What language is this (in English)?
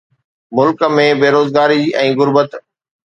Sindhi